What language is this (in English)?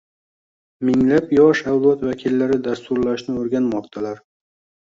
Uzbek